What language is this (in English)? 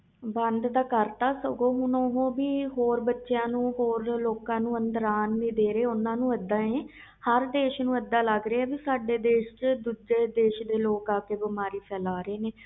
Punjabi